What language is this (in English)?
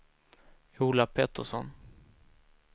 Swedish